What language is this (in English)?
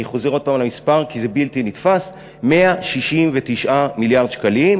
Hebrew